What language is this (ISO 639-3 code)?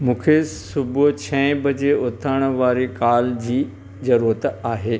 snd